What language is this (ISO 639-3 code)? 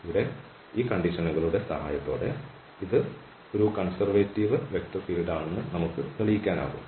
mal